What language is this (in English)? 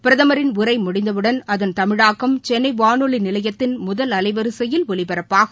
Tamil